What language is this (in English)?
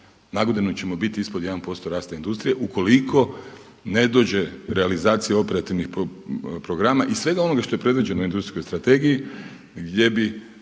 Croatian